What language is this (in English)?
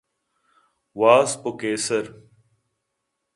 Eastern Balochi